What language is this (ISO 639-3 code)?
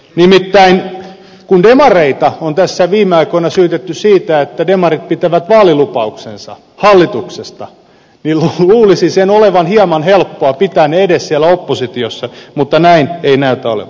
fin